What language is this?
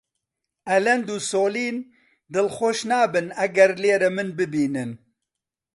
Central Kurdish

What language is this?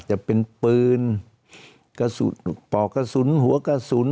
Thai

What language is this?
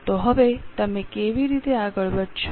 Gujarati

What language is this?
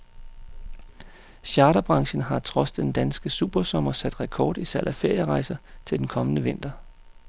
Danish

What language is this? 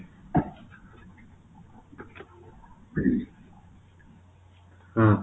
Odia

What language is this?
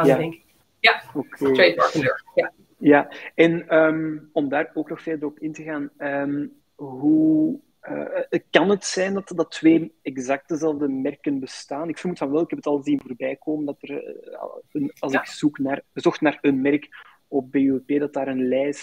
Dutch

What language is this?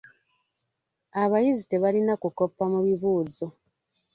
Ganda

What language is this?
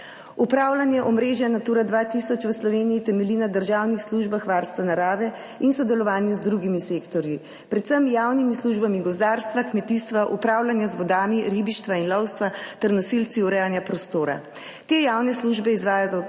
Slovenian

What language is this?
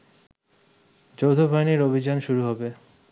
Bangla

